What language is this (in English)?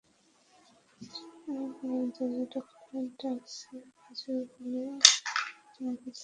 Bangla